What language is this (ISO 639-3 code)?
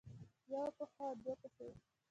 pus